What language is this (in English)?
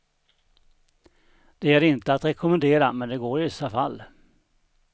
Swedish